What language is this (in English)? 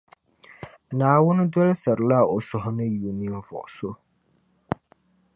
Dagbani